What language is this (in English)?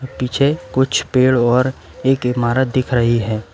Hindi